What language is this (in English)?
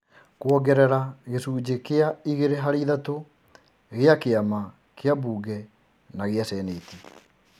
Kikuyu